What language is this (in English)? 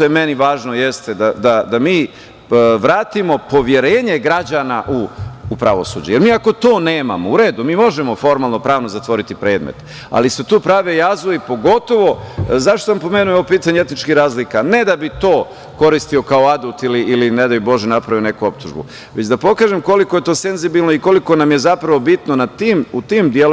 Serbian